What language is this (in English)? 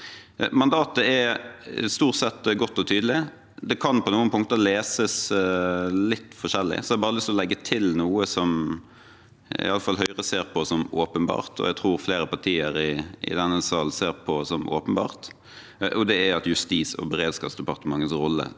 Norwegian